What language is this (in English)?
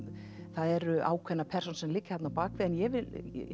Icelandic